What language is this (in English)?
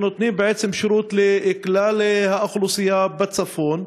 Hebrew